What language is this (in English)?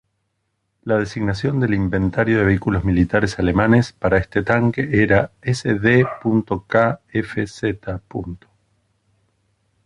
Spanish